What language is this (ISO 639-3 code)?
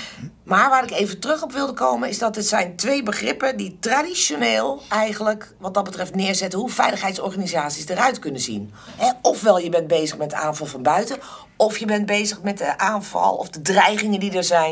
nld